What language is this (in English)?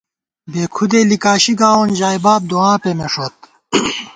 Gawar-Bati